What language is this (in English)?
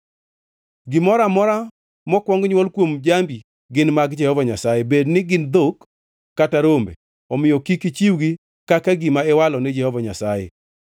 Luo (Kenya and Tanzania)